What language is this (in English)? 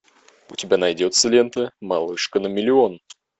Russian